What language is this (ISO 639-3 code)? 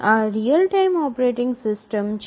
guj